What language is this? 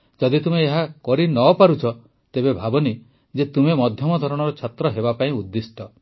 Odia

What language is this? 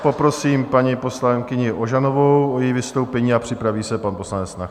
Czech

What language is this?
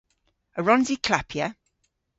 Cornish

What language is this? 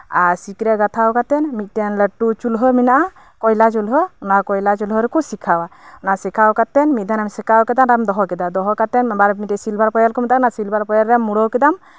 Santali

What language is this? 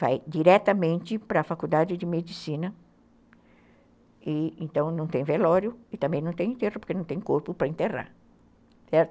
Portuguese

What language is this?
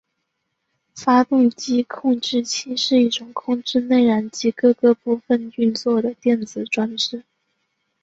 Chinese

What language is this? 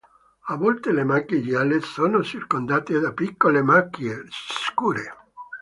Italian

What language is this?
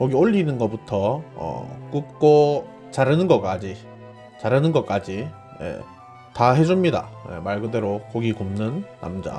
Korean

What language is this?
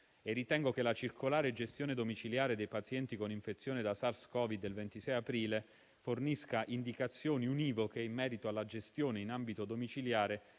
Italian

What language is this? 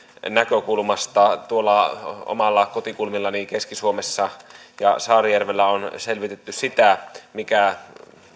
Finnish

